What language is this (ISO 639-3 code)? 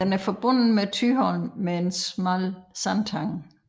dan